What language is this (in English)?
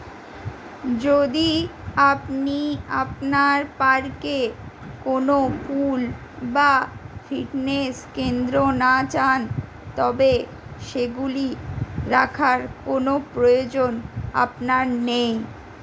Bangla